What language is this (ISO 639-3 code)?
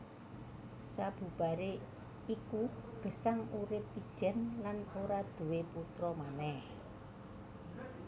jav